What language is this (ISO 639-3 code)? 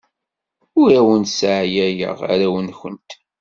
kab